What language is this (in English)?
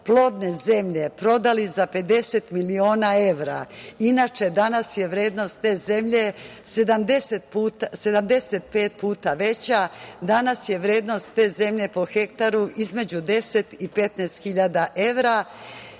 Serbian